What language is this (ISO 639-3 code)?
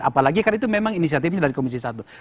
ind